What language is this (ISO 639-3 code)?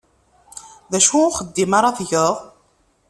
kab